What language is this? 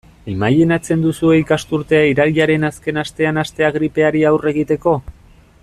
Basque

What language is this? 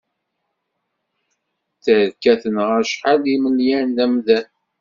Kabyle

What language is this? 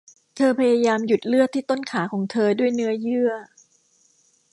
Thai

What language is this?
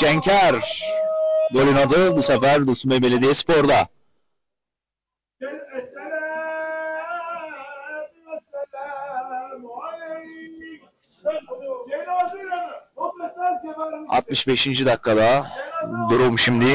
Turkish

